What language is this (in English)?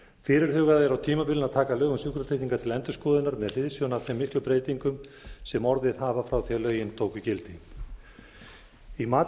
Icelandic